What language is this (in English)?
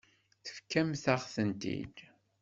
Kabyle